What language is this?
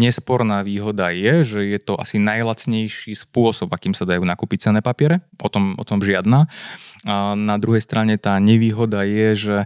Slovak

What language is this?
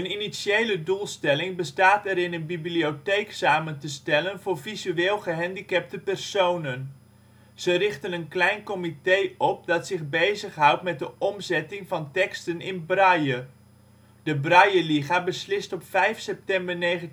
Dutch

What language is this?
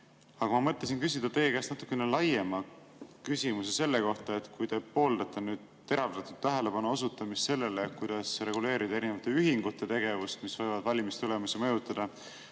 Estonian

